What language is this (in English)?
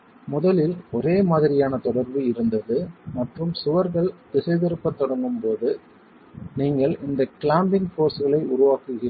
Tamil